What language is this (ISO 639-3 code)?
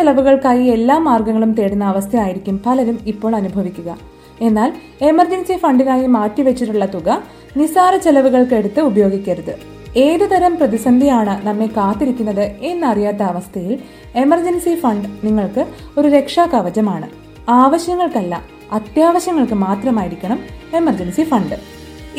mal